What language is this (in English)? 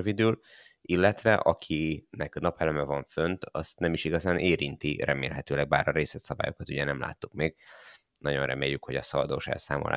Hungarian